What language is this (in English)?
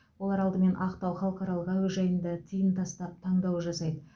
Kazakh